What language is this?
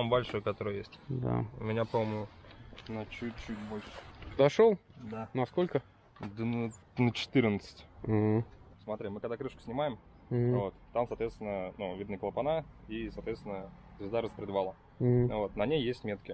Russian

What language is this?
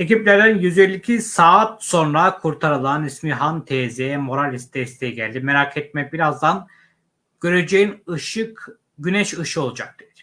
Turkish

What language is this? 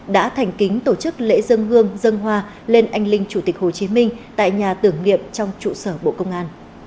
Vietnamese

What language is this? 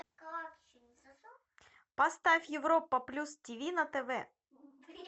Russian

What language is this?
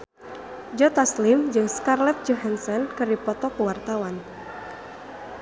Sundanese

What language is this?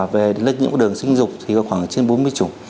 Vietnamese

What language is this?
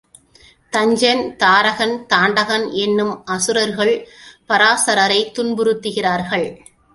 Tamil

